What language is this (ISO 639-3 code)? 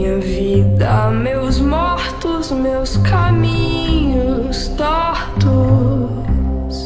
por